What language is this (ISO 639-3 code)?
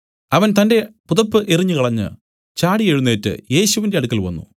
mal